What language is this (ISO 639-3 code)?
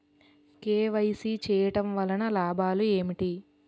tel